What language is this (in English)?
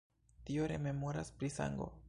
Esperanto